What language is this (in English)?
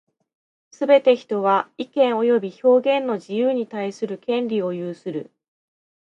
Japanese